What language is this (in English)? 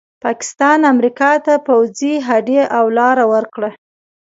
Pashto